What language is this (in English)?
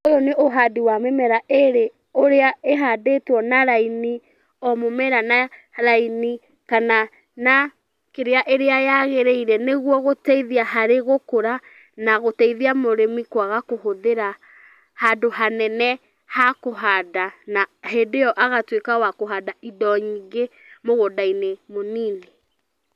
Kikuyu